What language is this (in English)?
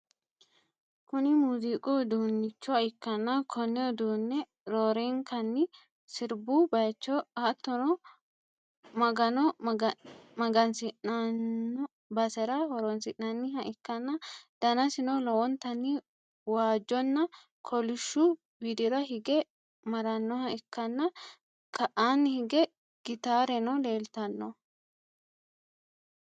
Sidamo